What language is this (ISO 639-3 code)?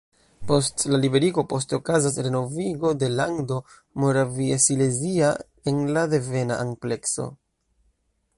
epo